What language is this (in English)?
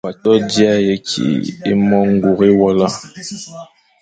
Fang